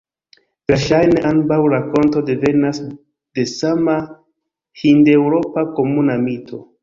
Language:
Esperanto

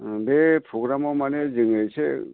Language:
Bodo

